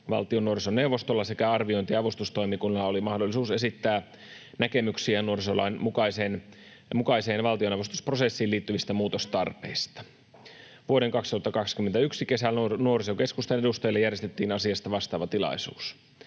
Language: Finnish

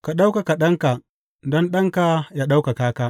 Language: Hausa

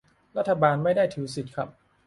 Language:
Thai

